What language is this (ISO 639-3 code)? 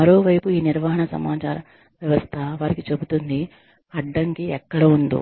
tel